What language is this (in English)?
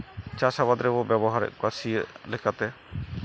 Santali